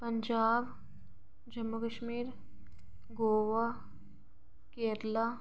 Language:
Dogri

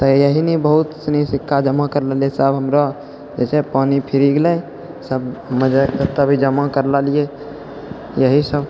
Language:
Maithili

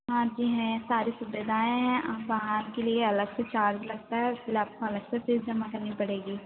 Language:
Hindi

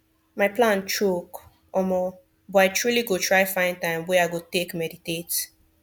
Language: Nigerian Pidgin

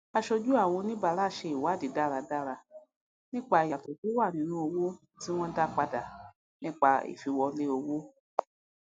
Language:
Yoruba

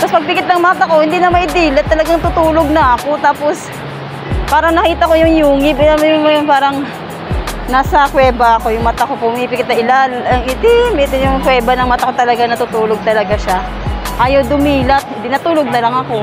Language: Filipino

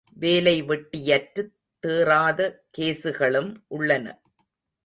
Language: Tamil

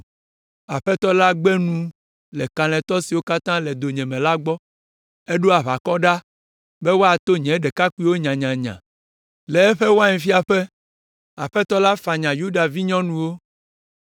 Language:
Ewe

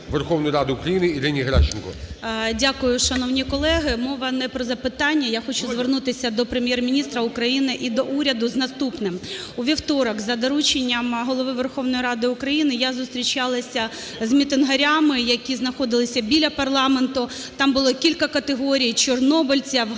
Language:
Ukrainian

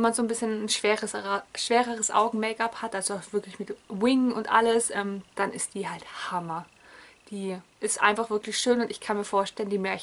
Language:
German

